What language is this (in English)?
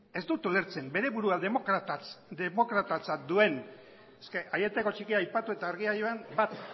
Basque